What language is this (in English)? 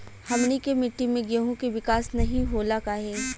Bhojpuri